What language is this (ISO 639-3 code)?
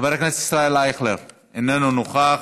heb